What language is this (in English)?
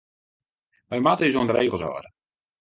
Western Frisian